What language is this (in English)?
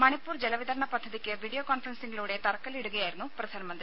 Malayalam